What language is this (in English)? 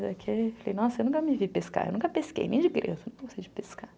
Portuguese